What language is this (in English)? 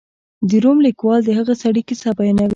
Pashto